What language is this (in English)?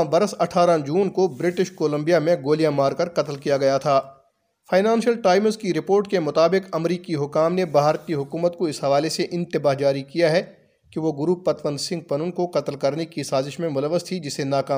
Urdu